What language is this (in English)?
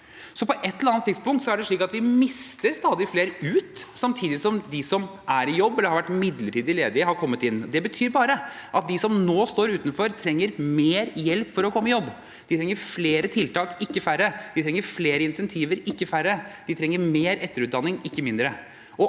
Norwegian